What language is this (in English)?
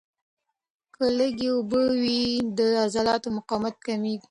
Pashto